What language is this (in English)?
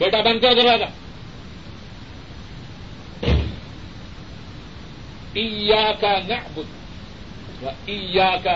Urdu